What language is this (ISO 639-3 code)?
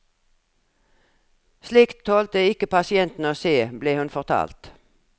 nor